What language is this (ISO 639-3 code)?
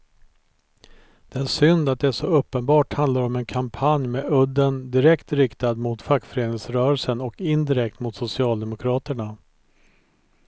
swe